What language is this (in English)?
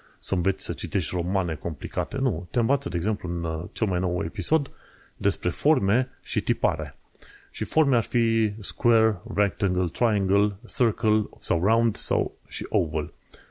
Romanian